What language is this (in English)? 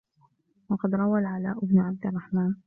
Arabic